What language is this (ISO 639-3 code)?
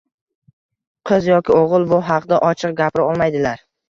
uzb